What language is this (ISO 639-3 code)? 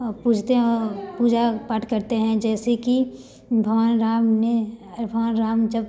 hin